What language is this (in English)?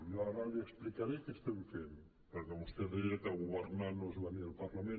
Catalan